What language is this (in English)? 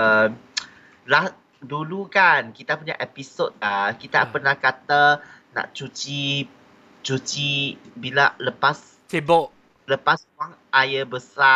Malay